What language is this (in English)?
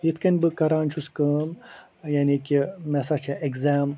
Kashmiri